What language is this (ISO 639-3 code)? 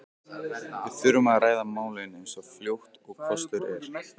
isl